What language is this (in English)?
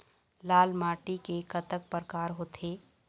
Chhattisgarhi